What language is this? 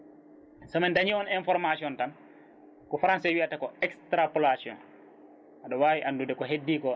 Fula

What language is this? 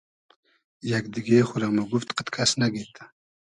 Hazaragi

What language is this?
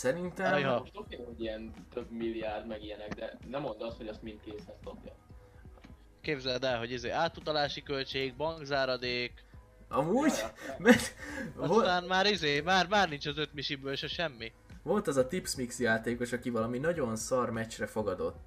Hungarian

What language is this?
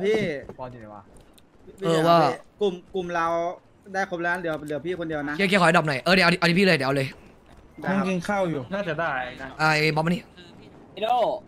Thai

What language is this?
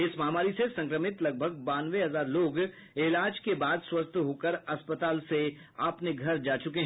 Hindi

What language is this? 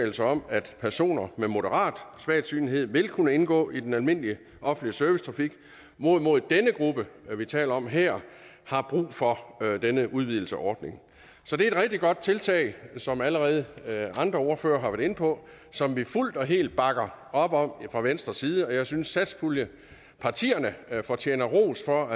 Danish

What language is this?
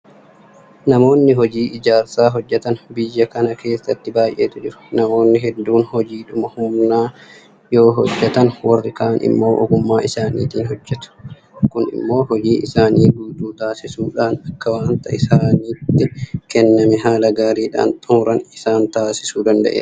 Oromo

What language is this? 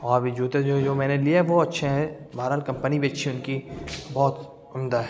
Urdu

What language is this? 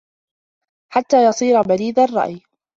Arabic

